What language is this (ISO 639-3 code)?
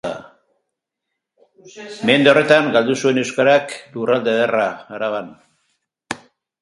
eus